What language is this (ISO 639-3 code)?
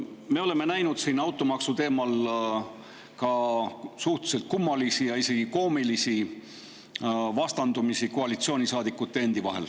est